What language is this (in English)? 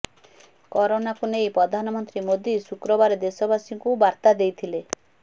Odia